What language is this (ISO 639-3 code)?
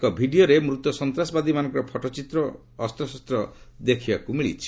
ori